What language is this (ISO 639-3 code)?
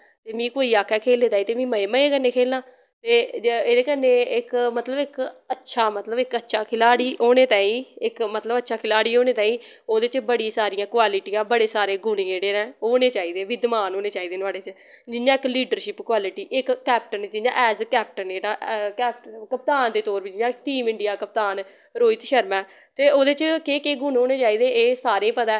doi